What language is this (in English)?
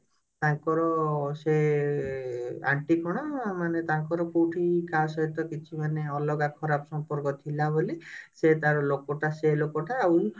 Odia